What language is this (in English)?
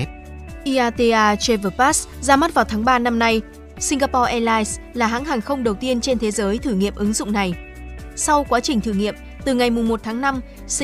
Vietnamese